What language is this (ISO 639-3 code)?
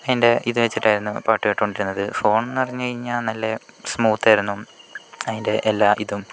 mal